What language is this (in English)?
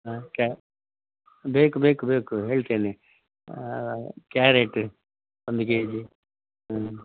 Kannada